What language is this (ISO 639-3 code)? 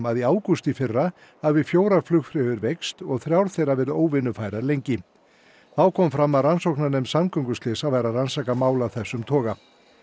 isl